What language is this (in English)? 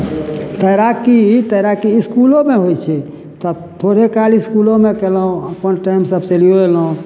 Maithili